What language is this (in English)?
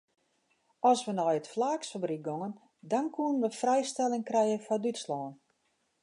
Western Frisian